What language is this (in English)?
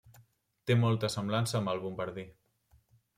Catalan